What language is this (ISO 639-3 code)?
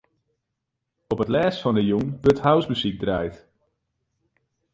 fry